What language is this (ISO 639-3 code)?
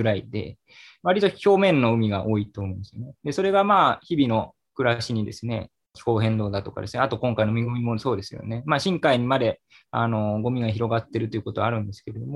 jpn